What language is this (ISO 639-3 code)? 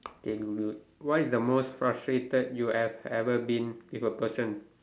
eng